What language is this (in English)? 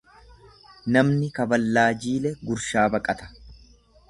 Oromo